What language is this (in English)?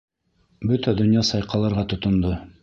Bashkir